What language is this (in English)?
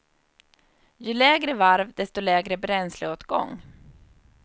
Swedish